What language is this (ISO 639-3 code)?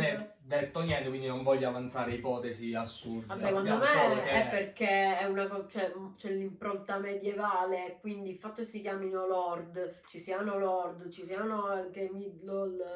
ita